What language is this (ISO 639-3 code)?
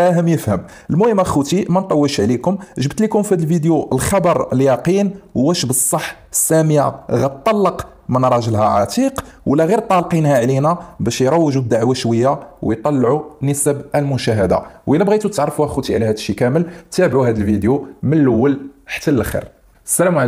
ara